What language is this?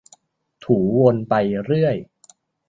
Thai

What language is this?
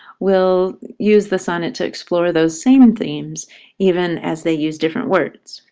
English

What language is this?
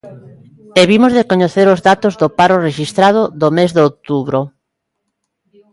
Galician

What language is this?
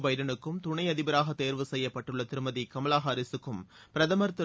Tamil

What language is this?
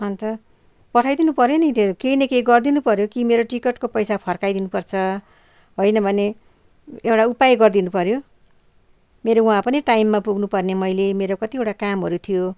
Nepali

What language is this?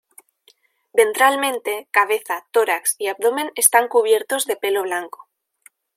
Spanish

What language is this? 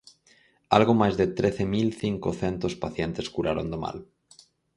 Galician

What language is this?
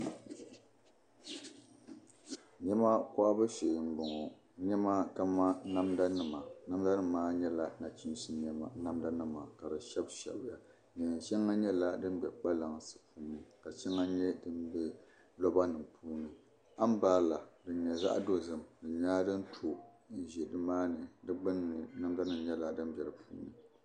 Dagbani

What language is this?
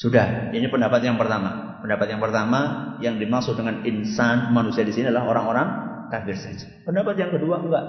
Indonesian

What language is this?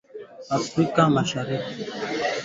Swahili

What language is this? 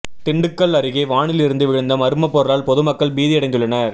Tamil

